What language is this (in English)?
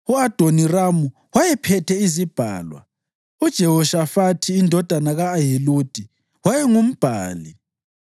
North Ndebele